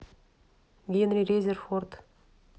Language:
Russian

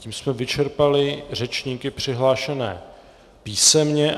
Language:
Czech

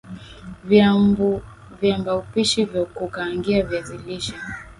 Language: Swahili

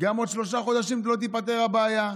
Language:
Hebrew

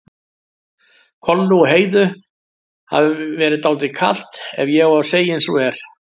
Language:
Icelandic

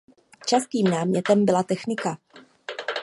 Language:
Czech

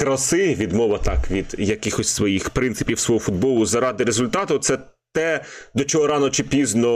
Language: Ukrainian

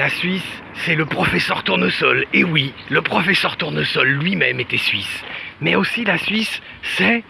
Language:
French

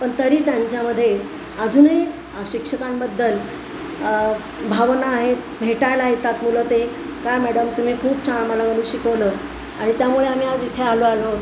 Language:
Marathi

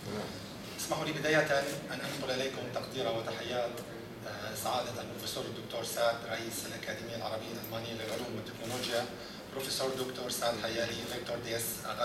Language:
Arabic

